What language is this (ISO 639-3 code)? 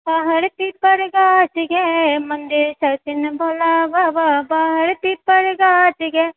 mai